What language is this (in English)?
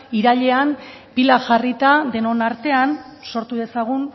Basque